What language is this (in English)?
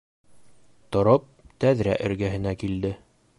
Bashkir